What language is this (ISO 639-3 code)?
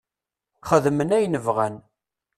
kab